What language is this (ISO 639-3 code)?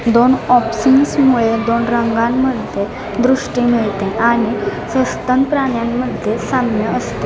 mar